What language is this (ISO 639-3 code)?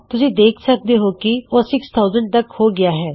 pan